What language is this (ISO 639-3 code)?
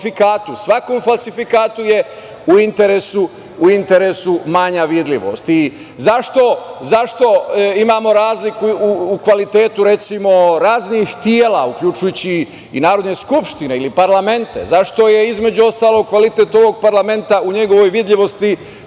srp